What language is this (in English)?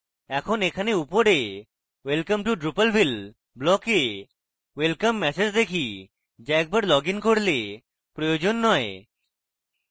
Bangla